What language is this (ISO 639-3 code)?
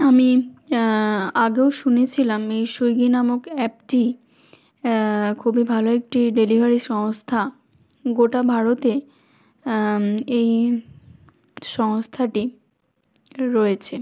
ben